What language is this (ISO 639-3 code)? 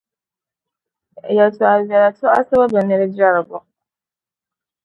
dag